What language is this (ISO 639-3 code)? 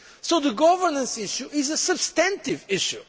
eng